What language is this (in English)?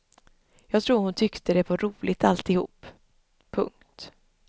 Swedish